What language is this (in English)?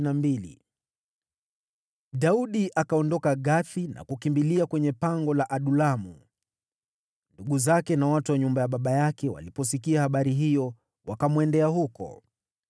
Swahili